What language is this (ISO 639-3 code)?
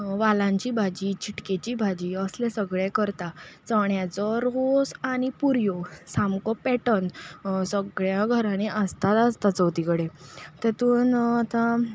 kok